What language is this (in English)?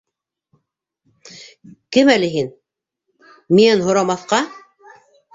Bashkir